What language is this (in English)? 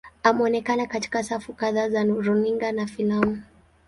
Swahili